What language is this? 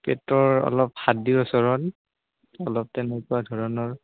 Assamese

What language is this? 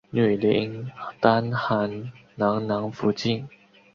Chinese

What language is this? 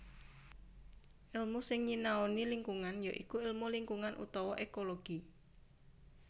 Javanese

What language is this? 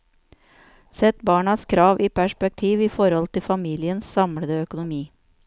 Norwegian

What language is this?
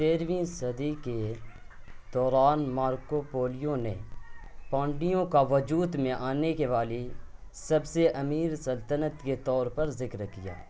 Urdu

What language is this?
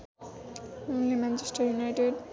Nepali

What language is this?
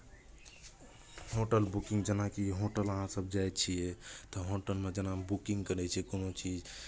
Maithili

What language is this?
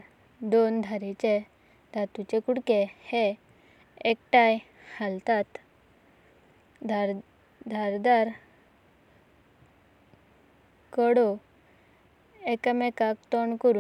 Konkani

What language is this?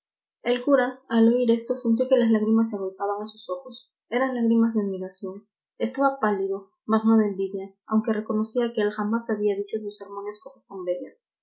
Spanish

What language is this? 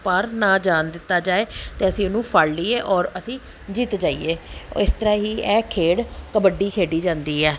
Punjabi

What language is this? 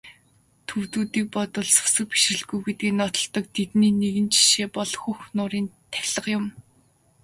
Mongolian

